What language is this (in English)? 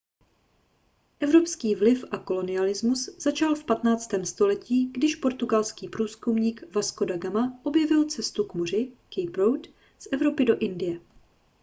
Czech